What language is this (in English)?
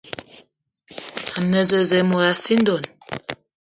Eton (Cameroon)